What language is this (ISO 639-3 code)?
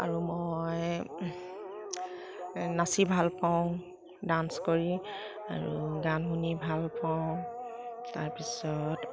asm